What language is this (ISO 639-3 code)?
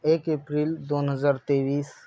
mar